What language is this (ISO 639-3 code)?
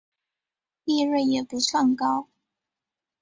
zho